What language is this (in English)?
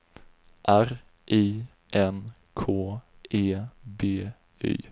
Swedish